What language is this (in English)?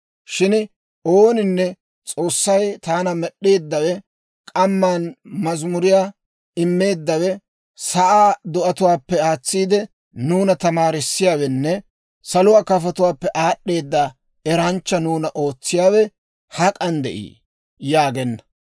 Dawro